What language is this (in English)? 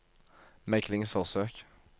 Norwegian